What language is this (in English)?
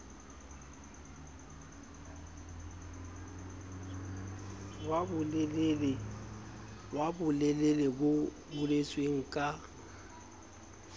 Southern Sotho